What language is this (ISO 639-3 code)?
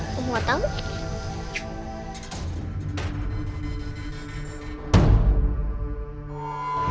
ind